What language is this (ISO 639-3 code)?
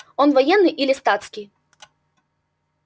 rus